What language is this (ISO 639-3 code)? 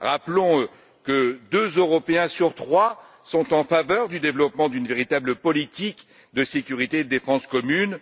fra